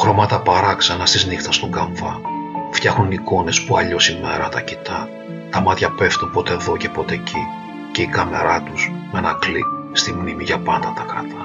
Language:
Greek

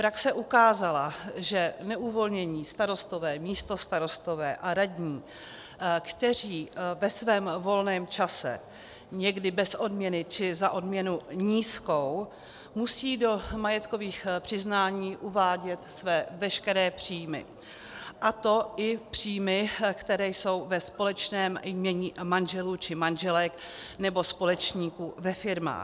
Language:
Czech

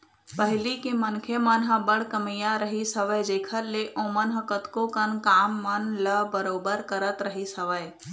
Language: Chhattisgarhi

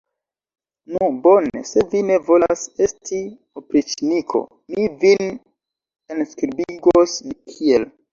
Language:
Esperanto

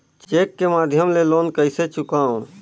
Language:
Chhattisgarhi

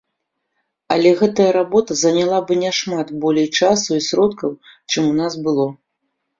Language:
Belarusian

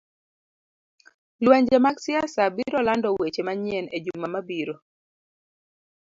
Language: Luo (Kenya and Tanzania)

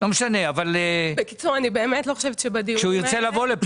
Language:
Hebrew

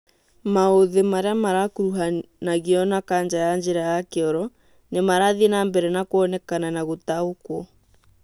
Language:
Kikuyu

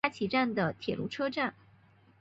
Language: Chinese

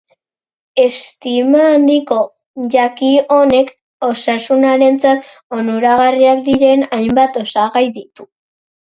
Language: Basque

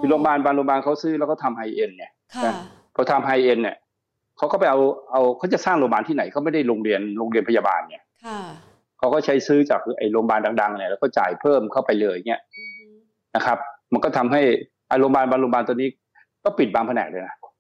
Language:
Thai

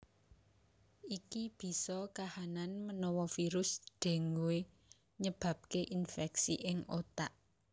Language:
Javanese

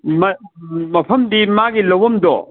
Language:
Manipuri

